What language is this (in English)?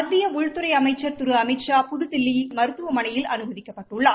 Tamil